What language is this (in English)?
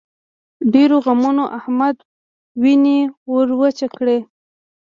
Pashto